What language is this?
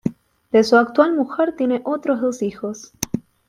Spanish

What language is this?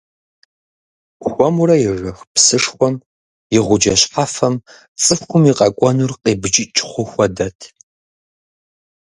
Kabardian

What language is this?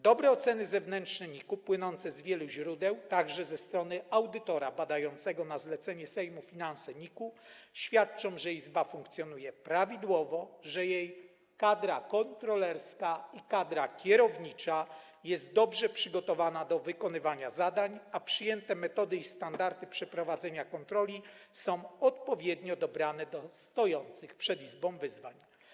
Polish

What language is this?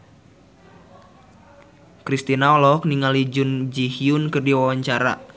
Sundanese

